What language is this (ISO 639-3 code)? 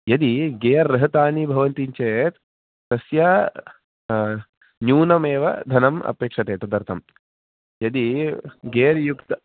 san